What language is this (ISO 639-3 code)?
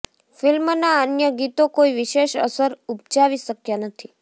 guj